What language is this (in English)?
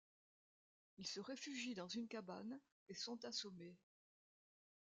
French